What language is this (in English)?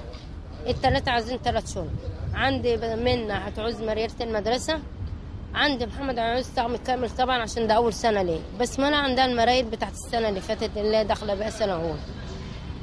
Arabic